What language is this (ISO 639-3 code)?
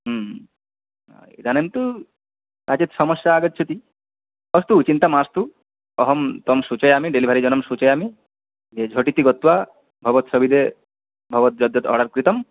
san